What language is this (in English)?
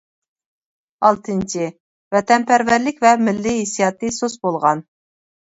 Uyghur